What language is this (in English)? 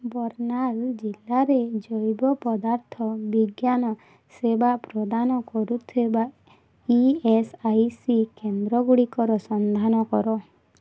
Odia